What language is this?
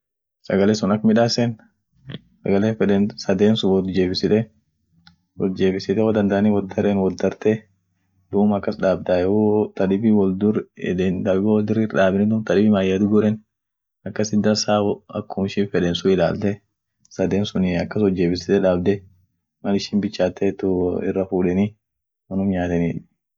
Orma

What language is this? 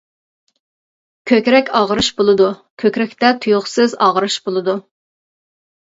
Uyghur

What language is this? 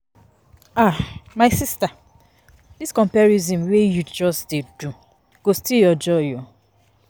Nigerian Pidgin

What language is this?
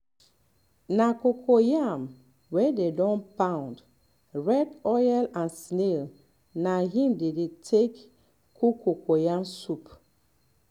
Nigerian Pidgin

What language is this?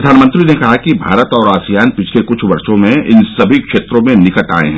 Hindi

